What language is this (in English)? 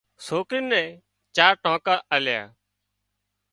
Wadiyara Koli